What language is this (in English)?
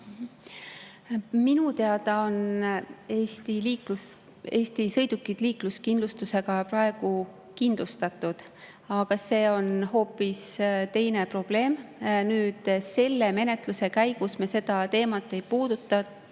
Estonian